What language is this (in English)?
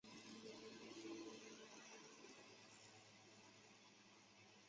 Chinese